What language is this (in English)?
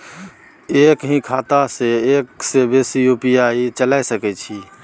Maithili